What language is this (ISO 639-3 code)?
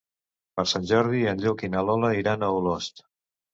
cat